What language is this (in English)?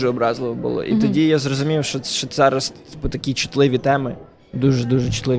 Ukrainian